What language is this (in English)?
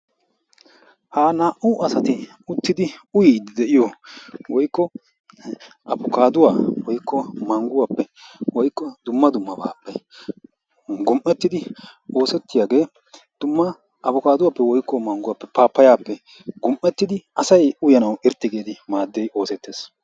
Wolaytta